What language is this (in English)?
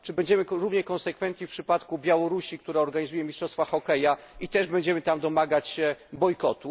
Polish